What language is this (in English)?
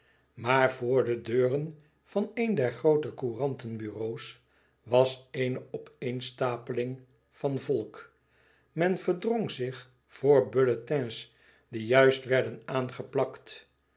Dutch